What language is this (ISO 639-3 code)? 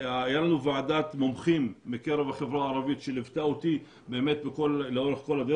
heb